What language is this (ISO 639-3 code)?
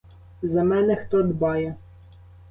ukr